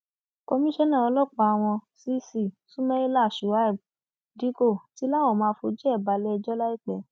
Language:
Yoruba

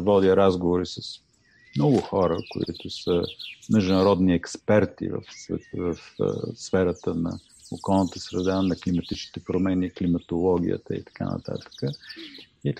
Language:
Bulgarian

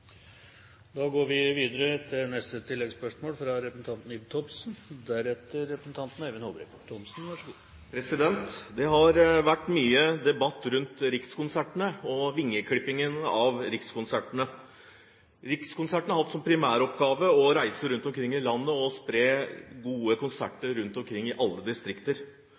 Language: Norwegian Bokmål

